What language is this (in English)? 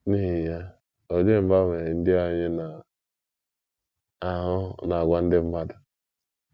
Igbo